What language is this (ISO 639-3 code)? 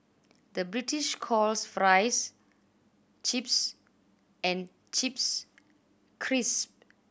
eng